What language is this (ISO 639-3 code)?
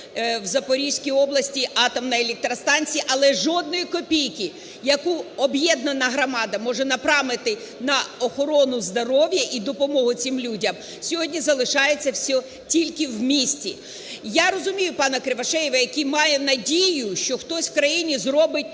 ukr